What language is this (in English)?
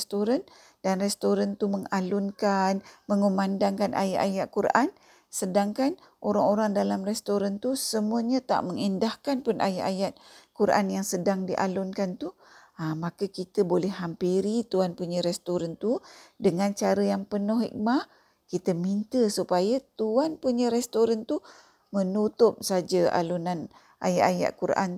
Malay